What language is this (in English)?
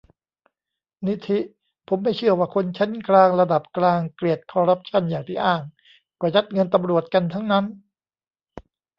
Thai